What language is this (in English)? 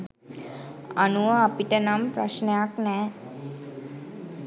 Sinhala